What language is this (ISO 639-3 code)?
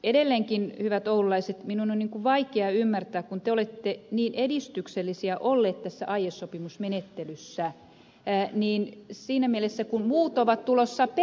fin